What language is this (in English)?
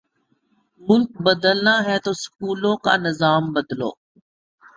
Urdu